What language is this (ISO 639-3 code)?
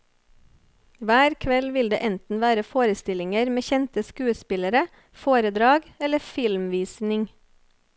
nor